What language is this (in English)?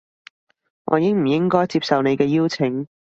Cantonese